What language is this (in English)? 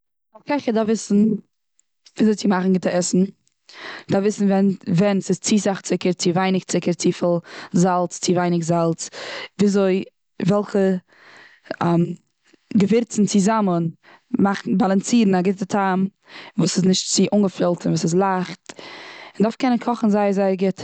Yiddish